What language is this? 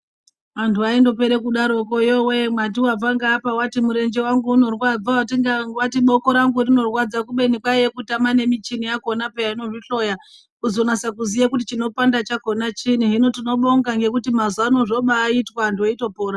Ndau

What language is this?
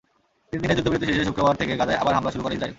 Bangla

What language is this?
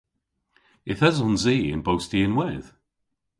Cornish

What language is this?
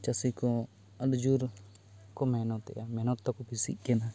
Santali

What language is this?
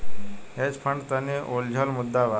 Bhojpuri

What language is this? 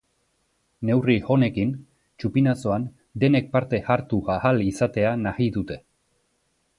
Basque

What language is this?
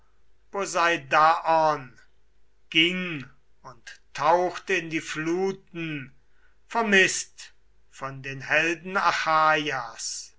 German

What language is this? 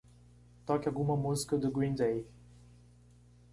Portuguese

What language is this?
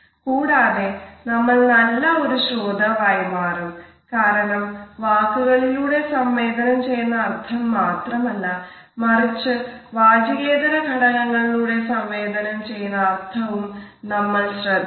Malayalam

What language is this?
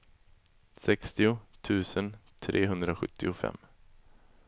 Swedish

